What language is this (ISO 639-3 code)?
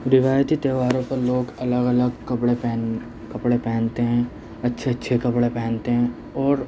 urd